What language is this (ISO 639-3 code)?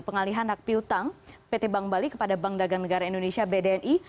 ind